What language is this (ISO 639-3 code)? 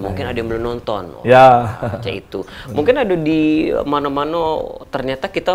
ind